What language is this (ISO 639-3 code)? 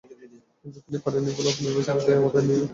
ben